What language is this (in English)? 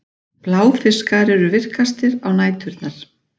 Icelandic